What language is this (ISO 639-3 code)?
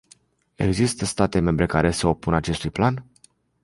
ron